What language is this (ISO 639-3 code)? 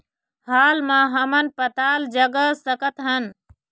hne